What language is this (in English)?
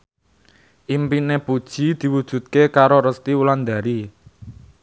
Javanese